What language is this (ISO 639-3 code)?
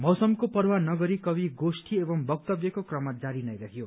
nep